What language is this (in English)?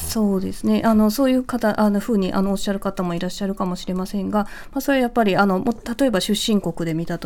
Japanese